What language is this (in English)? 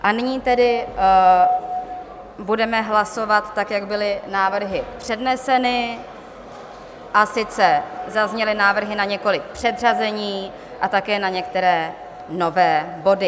Czech